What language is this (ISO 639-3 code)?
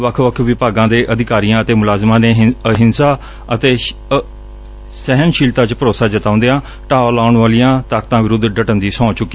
pan